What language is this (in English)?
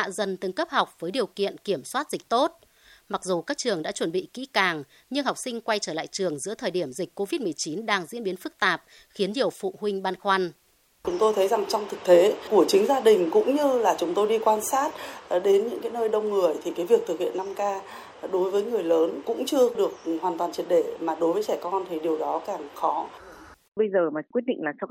Vietnamese